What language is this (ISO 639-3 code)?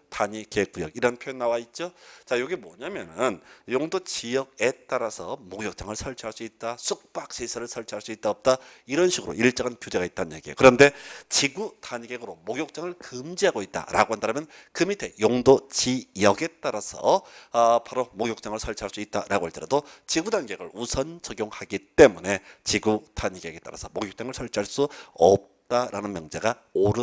kor